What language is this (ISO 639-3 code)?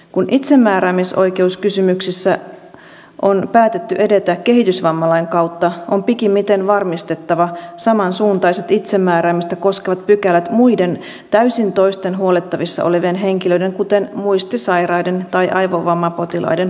fin